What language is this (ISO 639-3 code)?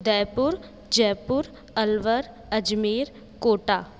snd